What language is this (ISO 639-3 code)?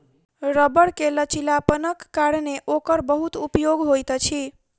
mai